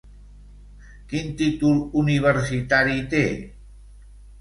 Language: Catalan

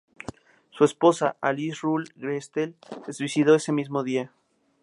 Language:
Spanish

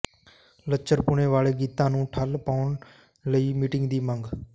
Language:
Punjabi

